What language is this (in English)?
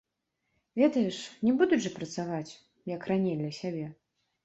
Belarusian